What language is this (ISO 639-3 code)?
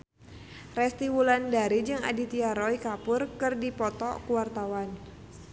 sun